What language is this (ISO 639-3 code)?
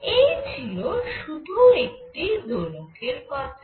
ben